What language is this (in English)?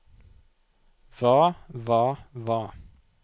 Norwegian